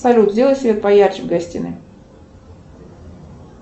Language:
Russian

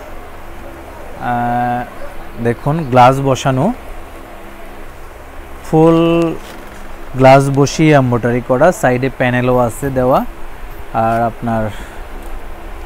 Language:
Hindi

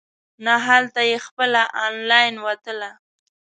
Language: Pashto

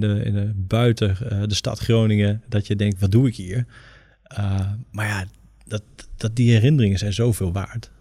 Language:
Dutch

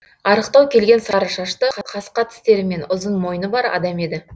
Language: Kazakh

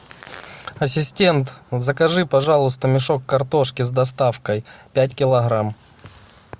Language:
Russian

